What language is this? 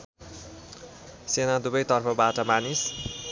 Nepali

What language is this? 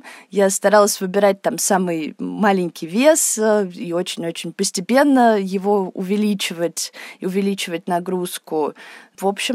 Russian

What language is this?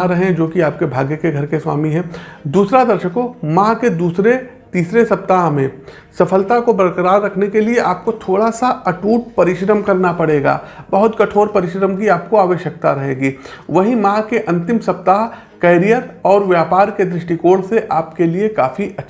Hindi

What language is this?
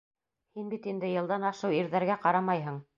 Bashkir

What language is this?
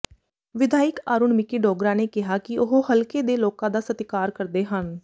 Punjabi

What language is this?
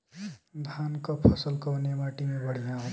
Bhojpuri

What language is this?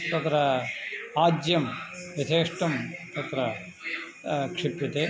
Sanskrit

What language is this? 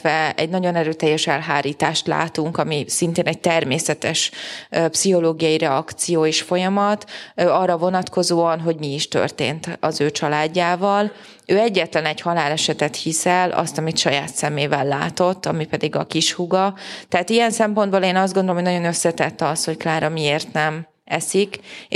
Hungarian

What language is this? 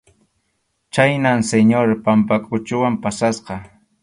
Arequipa-La Unión Quechua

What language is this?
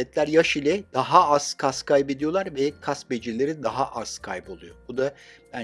Turkish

